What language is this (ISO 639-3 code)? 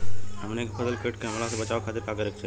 bho